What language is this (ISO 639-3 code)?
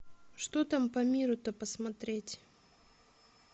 rus